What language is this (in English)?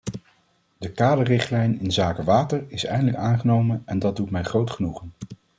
Dutch